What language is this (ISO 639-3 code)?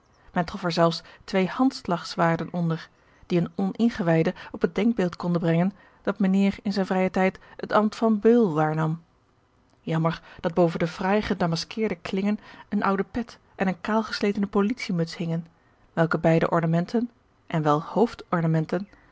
nld